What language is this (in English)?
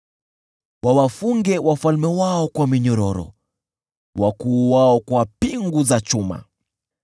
Swahili